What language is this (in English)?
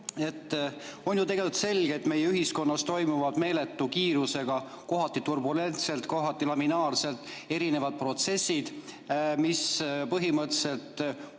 Estonian